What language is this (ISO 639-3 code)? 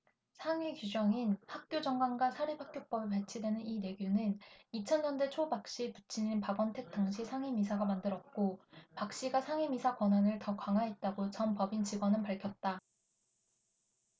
kor